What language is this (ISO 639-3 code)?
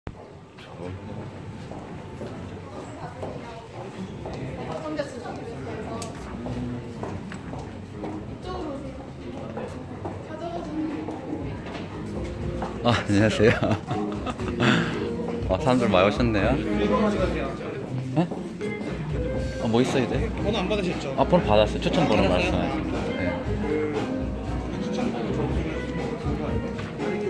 kor